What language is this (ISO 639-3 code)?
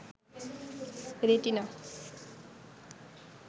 ben